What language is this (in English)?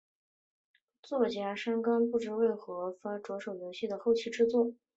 Chinese